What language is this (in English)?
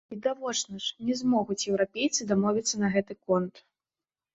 Belarusian